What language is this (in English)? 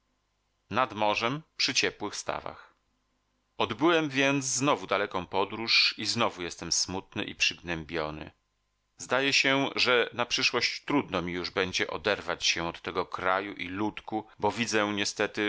Polish